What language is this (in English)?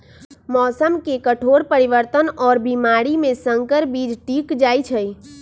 Magahi